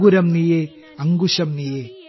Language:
Malayalam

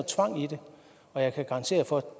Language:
Danish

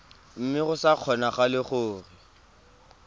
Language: Tswana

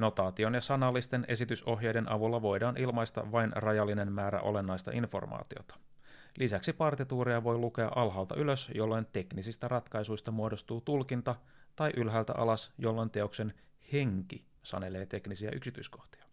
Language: Finnish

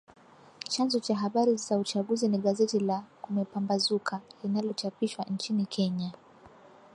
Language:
Swahili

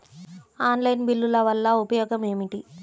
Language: Telugu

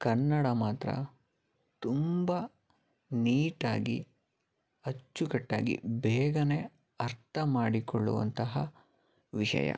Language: Kannada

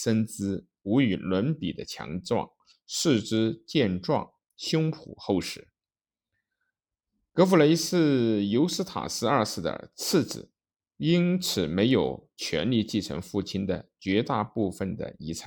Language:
Chinese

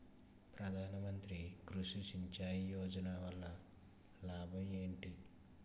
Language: Telugu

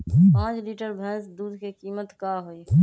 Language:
Magahi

